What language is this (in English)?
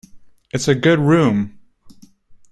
English